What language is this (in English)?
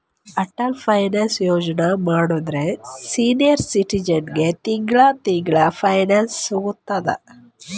Kannada